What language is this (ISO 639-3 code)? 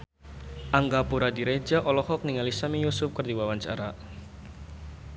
sun